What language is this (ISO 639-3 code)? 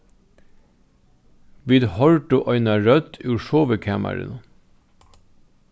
fao